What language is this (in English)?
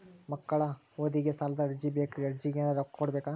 Kannada